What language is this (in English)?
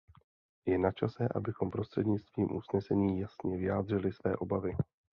Czech